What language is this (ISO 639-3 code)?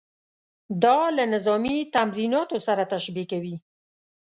pus